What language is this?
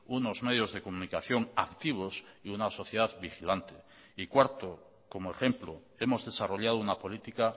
Spanish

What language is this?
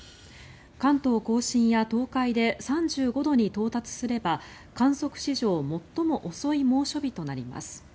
Japanese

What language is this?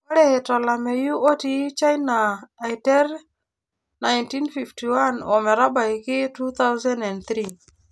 Masai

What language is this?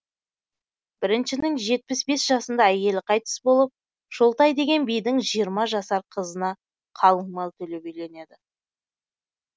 Kazakh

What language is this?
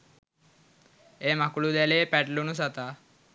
Sinhala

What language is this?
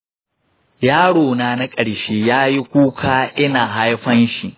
Hausa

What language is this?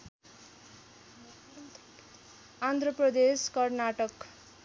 Nepali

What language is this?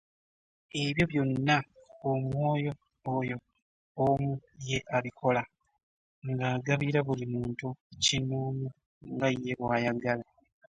Ganda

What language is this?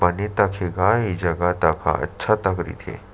Chhattisgarhi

